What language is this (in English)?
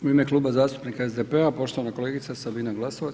Croatian